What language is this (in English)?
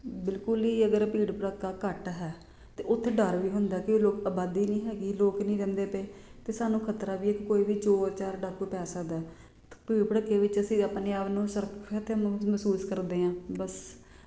Punjabi